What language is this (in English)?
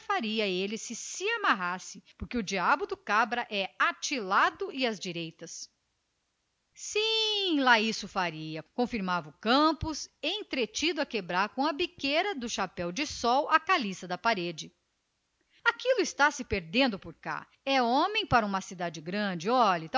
Portuguese